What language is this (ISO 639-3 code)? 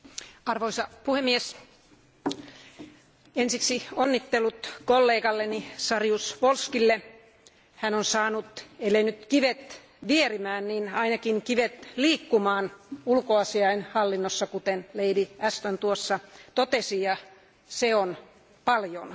fin